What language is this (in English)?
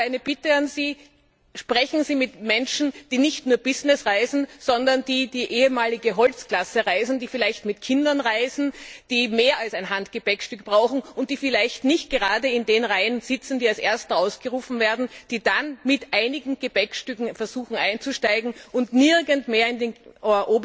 German